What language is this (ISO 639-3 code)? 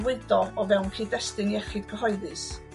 cym